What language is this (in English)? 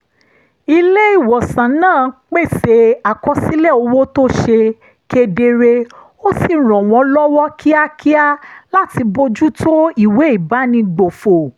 Yoruba